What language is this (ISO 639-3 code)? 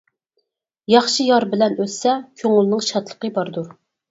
uig